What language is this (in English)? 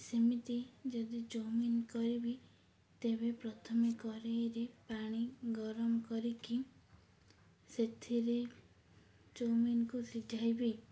Odia